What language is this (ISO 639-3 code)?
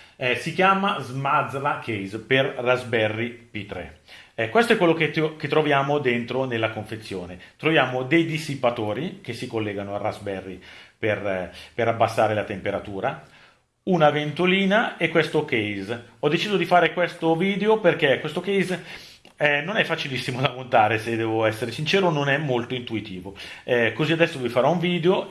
ita